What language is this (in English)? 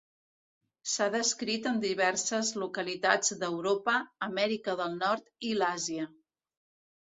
Catalan